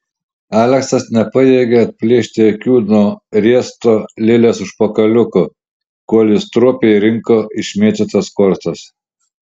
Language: Lithuanian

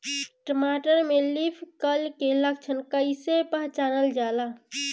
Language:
Bhojpuri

